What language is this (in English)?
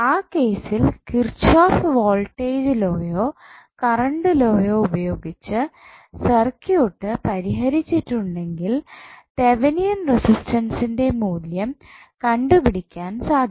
Malayalam